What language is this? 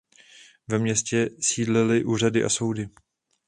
Czech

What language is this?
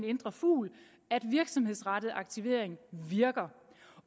Danish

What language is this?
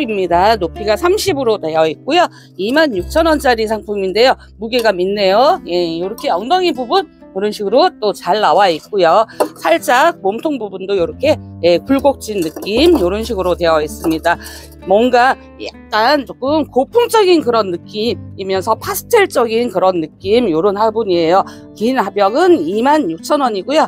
Korean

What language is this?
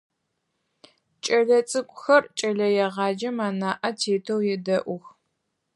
Adyghe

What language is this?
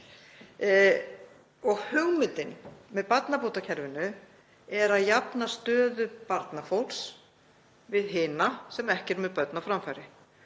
Icelandic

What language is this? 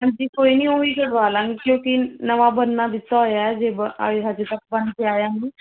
Punjabi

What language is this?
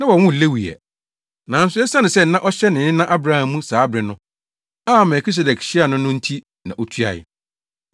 Akan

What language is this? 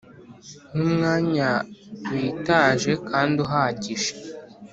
Kinyarwanda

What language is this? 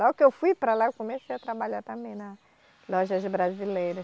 Portuguese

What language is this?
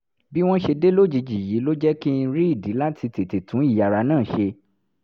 Yoruba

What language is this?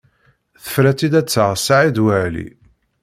Kabyle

